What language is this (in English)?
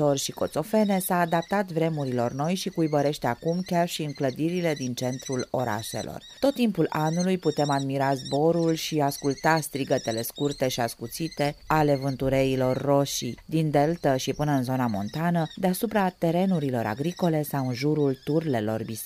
Romanian